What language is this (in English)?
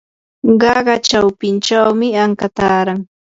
Yanahuanca Pasco Quechua